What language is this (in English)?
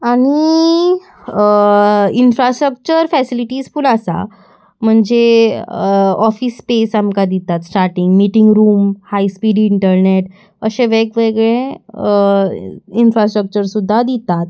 Konkani